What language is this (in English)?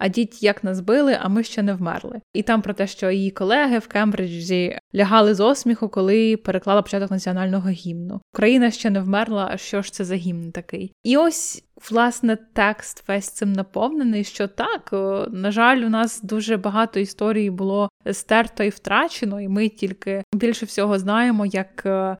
Ukrainian